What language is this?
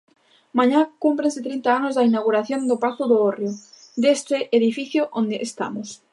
Galician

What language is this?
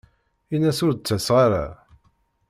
Kabyle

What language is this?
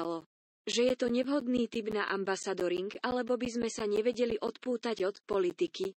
Slovak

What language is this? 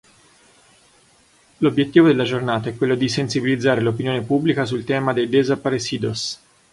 Italian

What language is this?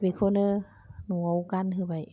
Bodo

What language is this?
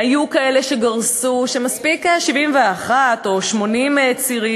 Hebrew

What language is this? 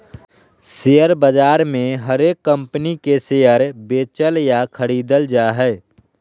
Magahi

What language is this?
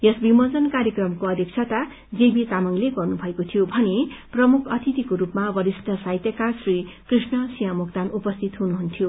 Nepali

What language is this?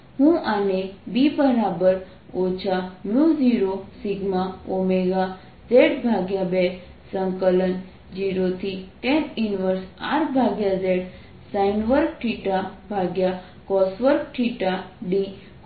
Gujarati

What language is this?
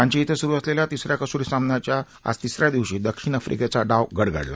Marathi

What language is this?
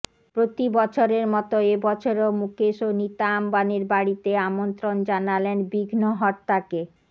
Bangla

